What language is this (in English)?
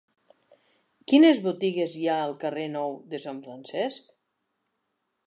Catalan